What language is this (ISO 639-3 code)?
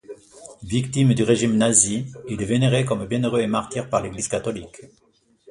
fra